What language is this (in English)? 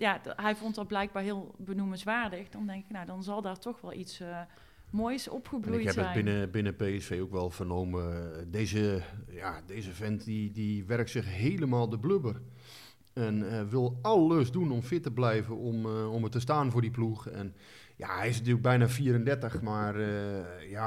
Dutch